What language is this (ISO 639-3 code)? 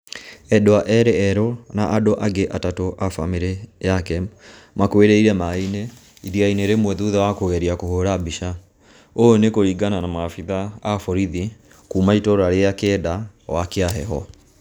kik